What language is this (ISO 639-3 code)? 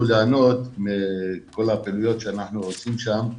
heb